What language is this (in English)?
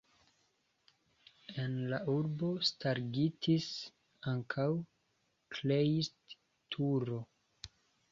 Esperanto